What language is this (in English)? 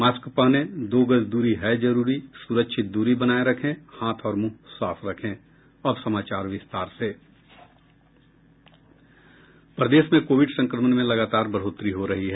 Hindi